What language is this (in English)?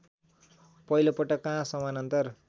Nepali